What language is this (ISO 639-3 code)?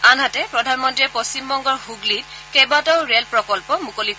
asm